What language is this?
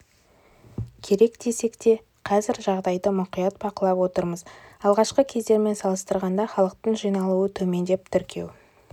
Kazakh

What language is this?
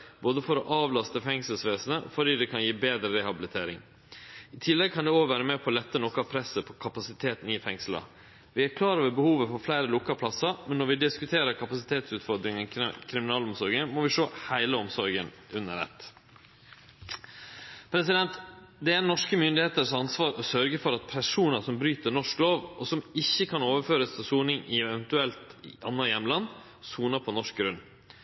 Norwegian Nynorsk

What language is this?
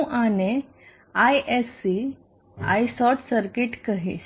Gujarati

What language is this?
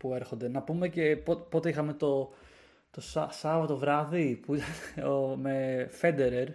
Greek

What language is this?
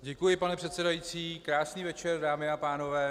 Czech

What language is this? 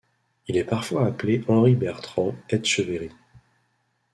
French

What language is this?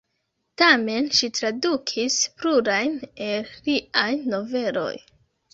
Esperanto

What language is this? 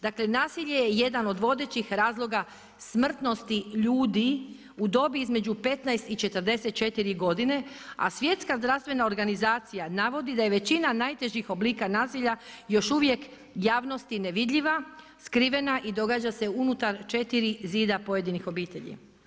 Croatian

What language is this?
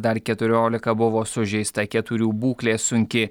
Lithuanian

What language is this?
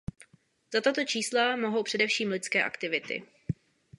Czech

